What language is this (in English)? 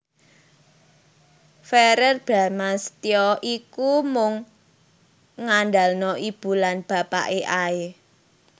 Javanese